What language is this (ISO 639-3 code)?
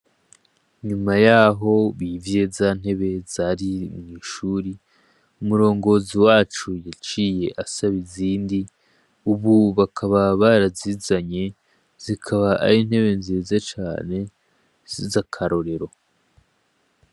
run